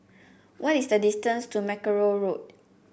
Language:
English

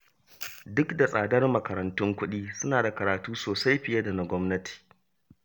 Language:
Hausa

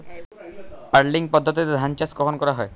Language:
Bangla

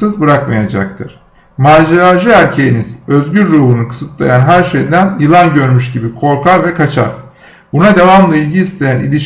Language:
Turkish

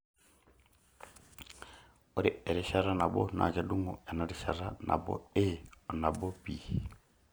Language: Masai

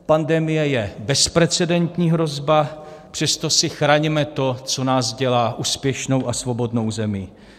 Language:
Czech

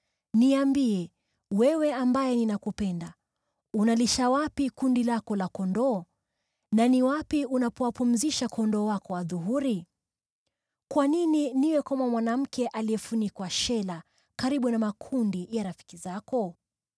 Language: Swahili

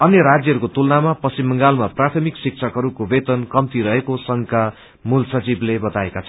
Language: Nepali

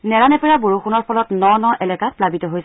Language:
Assamese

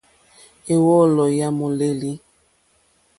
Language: Mokpwe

